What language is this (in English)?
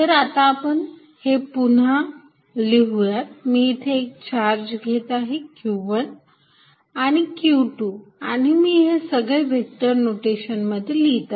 Marathi